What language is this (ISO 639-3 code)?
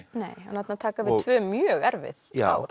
isl